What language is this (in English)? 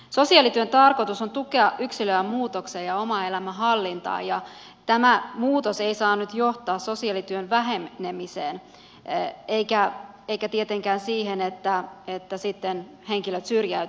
Finnish